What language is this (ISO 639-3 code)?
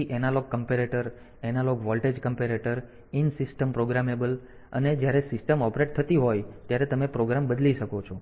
guj